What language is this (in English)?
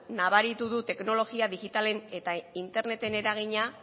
Basque